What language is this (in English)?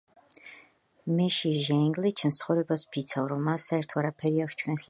Georgian